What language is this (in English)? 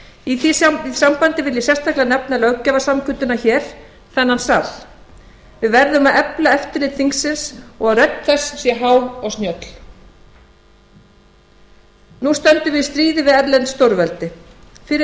Icelandic